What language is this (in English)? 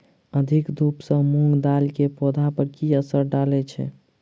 Maithili